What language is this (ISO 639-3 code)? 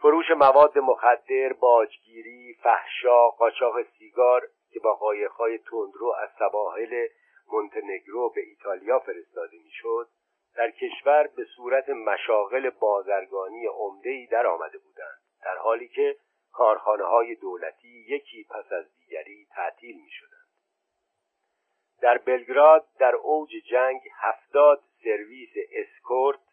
fas